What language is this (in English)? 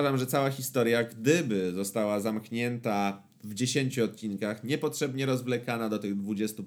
Polish